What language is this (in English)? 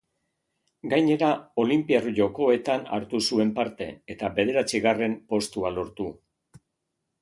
Basque